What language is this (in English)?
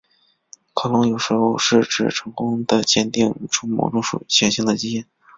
Chinese